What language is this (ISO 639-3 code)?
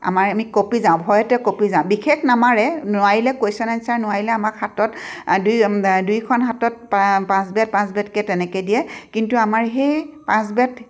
asm